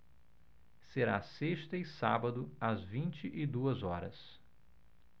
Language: Portuguese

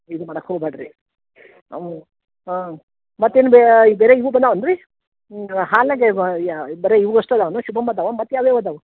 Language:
Kannada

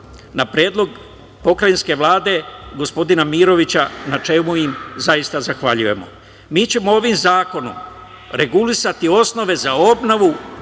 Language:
Serbian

